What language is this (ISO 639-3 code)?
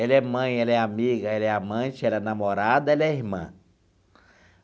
por